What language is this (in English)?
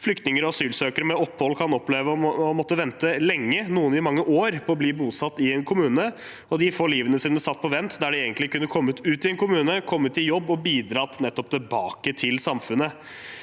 Norwegian